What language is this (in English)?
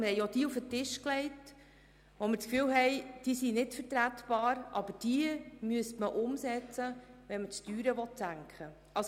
Swiss German